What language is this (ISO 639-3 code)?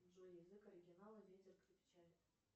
rus